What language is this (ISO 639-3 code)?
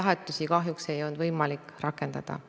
est